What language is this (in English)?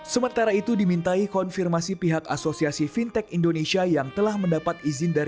Indonesian